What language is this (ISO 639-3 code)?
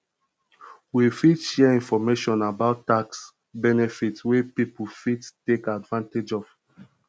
pcm